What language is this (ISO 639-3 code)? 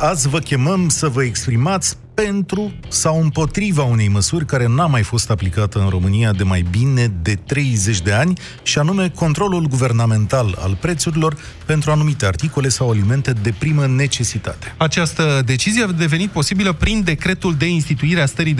ron